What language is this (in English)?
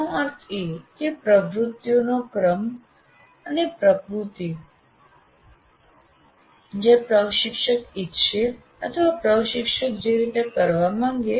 Gujarati